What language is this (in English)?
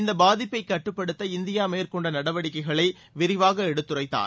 Tamil